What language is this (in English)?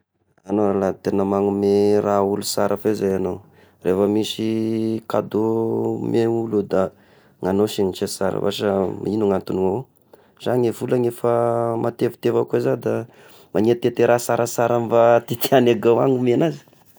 Tesaka Malagasy